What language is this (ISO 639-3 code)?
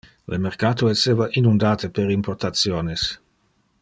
ina